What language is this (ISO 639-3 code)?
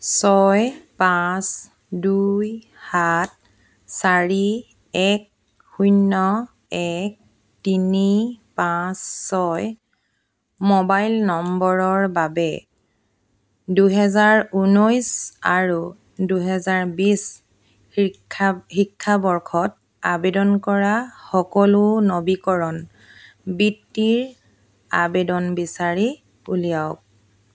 asm